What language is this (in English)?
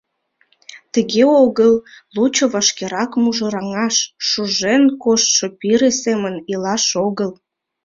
Mari